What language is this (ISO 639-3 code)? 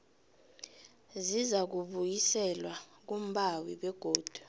nbl